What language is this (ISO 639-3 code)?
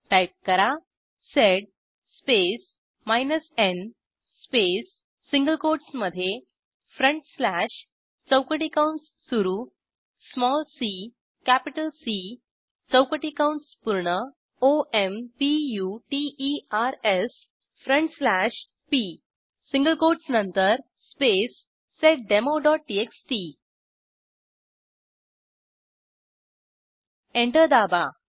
mar